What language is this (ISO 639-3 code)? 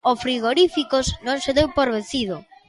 glg